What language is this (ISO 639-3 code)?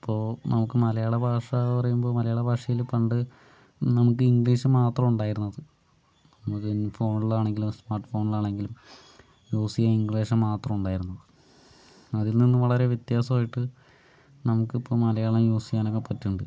mal